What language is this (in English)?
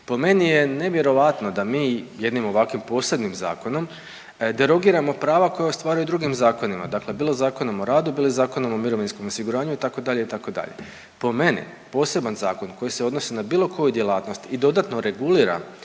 Croatian